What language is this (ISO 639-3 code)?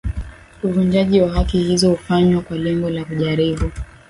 swa